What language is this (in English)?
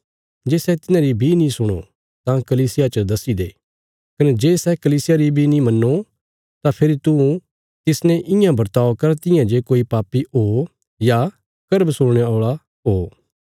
Bilaspuri